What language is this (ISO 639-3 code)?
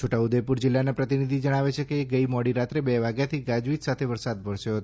guj